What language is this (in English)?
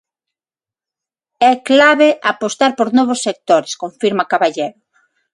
Galician